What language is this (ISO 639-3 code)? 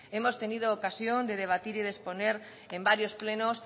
spa